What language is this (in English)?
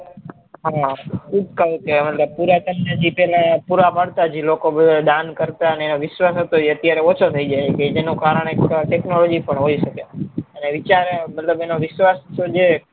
Gujarati